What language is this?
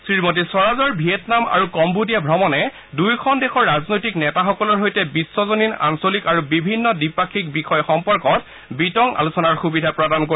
Assamese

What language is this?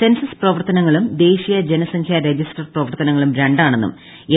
Malayalam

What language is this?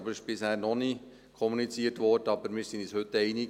Swiss German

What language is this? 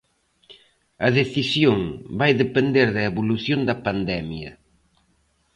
Galician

